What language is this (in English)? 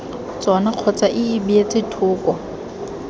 Tswana